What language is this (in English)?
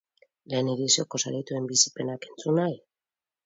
Basque